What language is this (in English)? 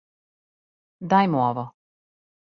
Serbian